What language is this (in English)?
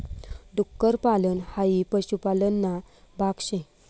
Marathi